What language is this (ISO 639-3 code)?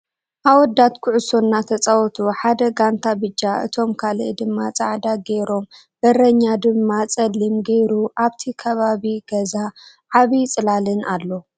tir